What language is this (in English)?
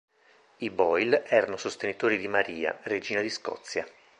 Italian